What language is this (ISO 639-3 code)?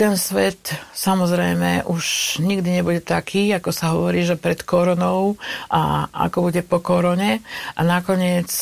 slk